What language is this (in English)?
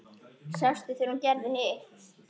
Icelandic